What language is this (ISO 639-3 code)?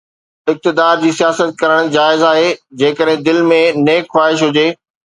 snd